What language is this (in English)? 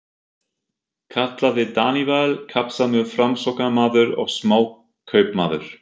Icelandic